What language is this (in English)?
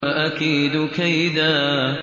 Arabic